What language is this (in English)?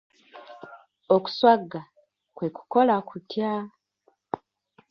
Ganda